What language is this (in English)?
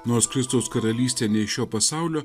Lithuanian